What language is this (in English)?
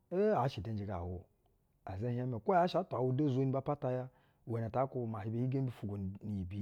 Basa (Nigeria)